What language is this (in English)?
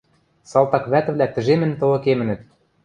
Western Mari